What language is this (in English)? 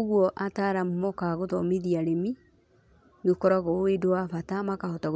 Kikuyu